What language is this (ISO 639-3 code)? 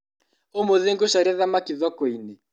kik